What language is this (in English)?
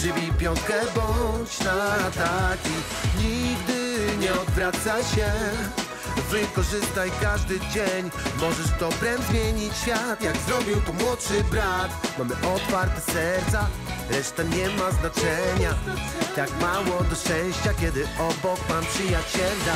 Polish